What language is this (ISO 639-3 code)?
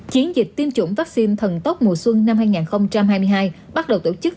vie